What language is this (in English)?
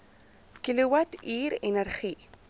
Afrikaans